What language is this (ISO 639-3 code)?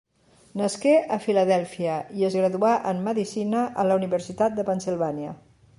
cat